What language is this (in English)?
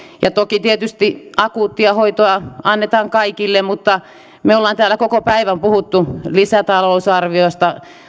Finnish